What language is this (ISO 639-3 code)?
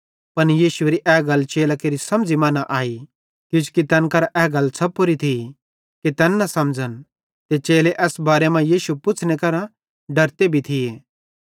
bhd